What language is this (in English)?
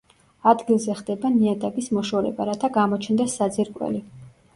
Georgian